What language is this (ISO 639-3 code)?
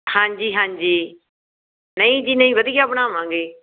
pan